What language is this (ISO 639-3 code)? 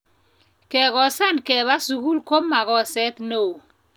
kln